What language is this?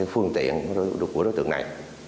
Vietnamese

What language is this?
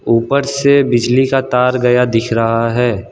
Hindi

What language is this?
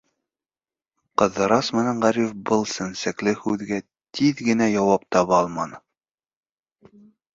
Bashkir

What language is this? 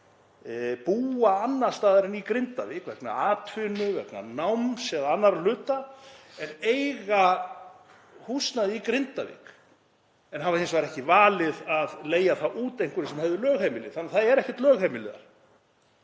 Icelandic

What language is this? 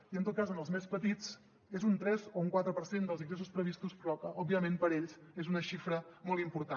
Catalan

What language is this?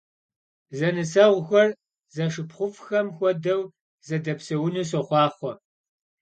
Kabardian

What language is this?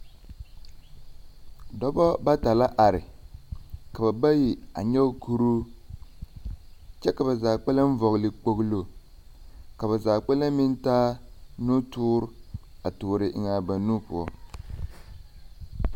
Southern Dagaare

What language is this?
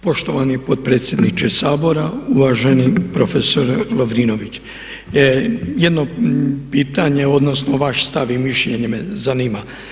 Croatian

